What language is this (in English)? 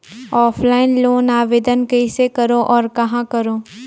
Chhattisgarhi